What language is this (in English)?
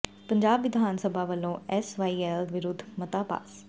Punjabi